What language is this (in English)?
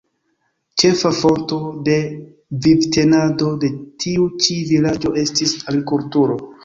Esperanto